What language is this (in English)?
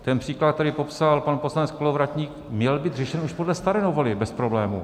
Czech